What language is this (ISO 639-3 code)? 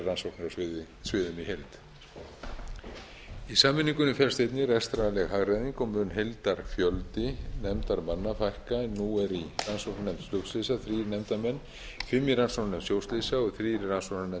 isl